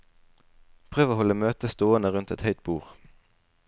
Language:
Norwegian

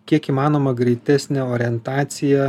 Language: Lithuanian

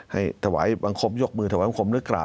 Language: Thai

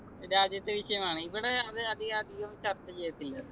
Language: Malayalam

